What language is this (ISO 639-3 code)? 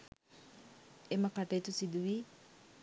sin